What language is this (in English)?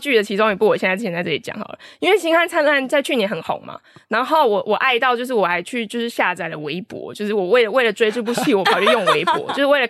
Chinese